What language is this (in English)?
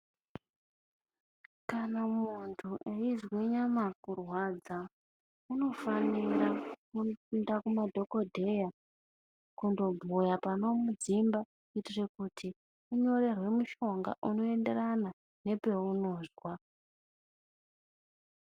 Ndau